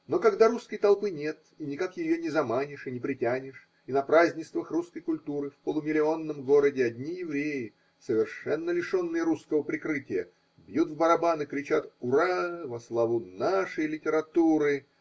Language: Russian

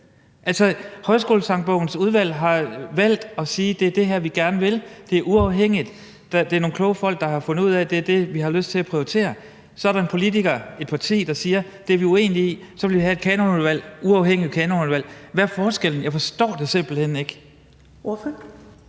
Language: Danish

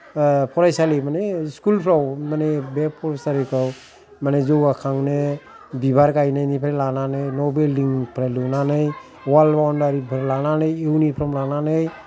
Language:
Bodo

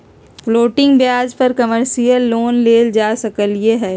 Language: Magahi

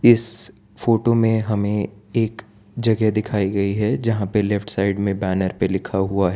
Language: Hindi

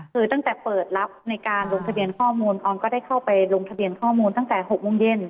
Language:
Thai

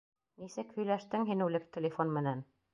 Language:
Bashkir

